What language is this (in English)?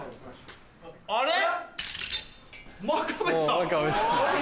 Japanese